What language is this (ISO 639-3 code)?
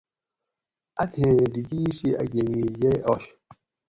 gwc